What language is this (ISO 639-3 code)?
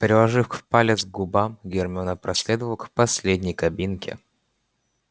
rus